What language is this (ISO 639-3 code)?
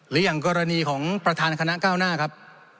tha